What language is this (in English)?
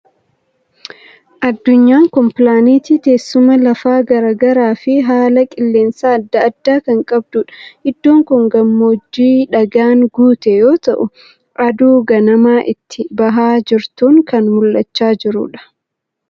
Oromo